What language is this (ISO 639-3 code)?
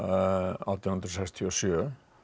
isl